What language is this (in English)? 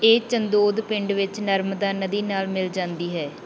Punjabi